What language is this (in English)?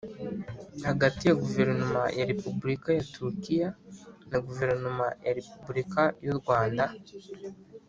Kinyarwanda